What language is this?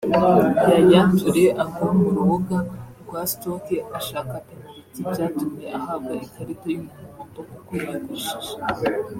Kinyarwanda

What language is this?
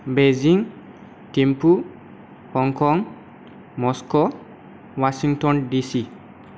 Bodo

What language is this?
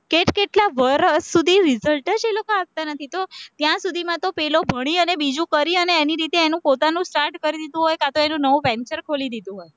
Gujarati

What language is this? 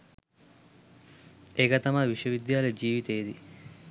Sinhala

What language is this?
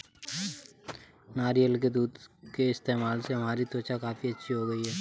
Hindi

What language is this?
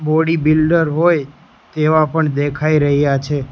Gujarati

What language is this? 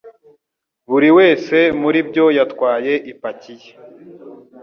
Kinyarwanda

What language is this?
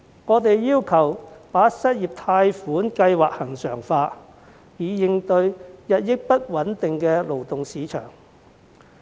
Cantonese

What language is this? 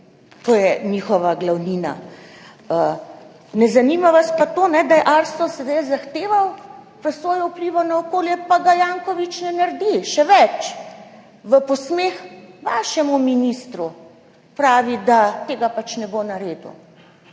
Slovenian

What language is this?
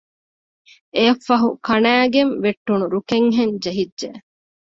Divehi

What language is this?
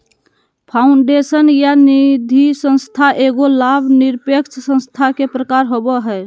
Magahi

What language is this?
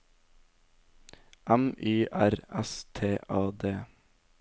Norwegian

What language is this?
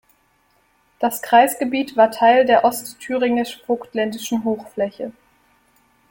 German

